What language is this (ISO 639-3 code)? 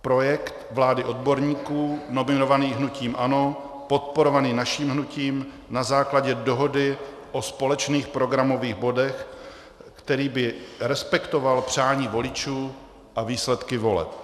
ces